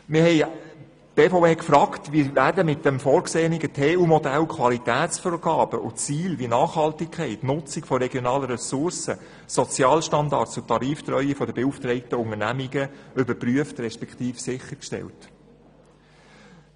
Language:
Swiss German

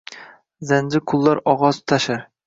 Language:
Uzbek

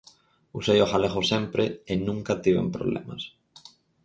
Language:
Galician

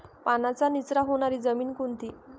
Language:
Marathi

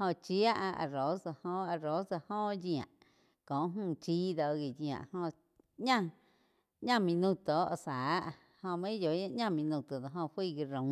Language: Quiotepec Chinantec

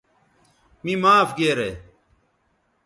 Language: Bateri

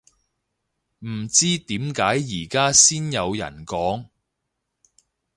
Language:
Cantonese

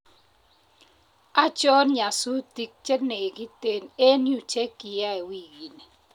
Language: Kalenjin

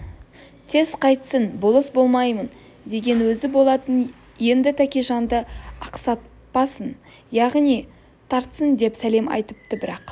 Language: Kazakh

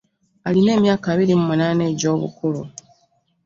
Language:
Ganda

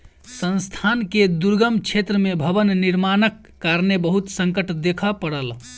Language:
Maithili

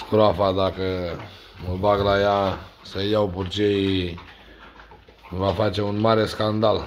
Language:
Romanian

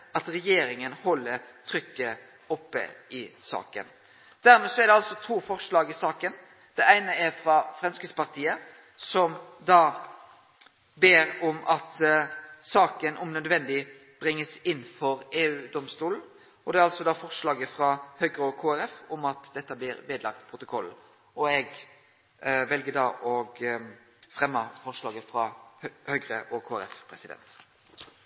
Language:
Norwegian Nynorsk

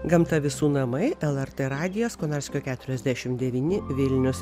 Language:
Lithuanian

